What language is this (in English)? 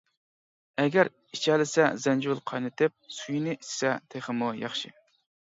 Uyghur